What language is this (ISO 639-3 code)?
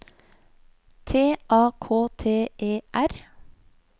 nor